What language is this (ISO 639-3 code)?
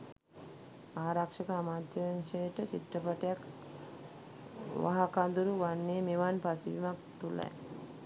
sin